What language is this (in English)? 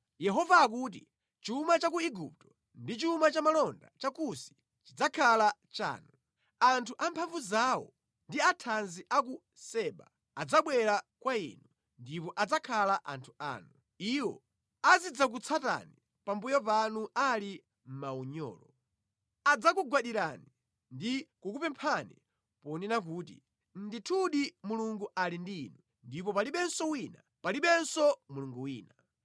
Nyanja